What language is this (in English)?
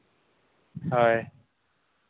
Santali